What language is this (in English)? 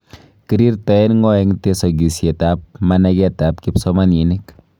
Kalenjin